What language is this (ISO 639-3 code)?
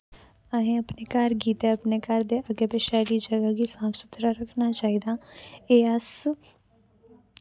doi